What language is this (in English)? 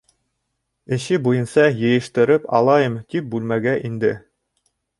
Bashkir